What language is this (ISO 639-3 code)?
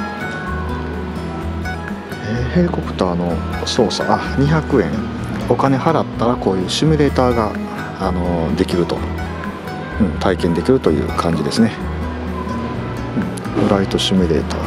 jpn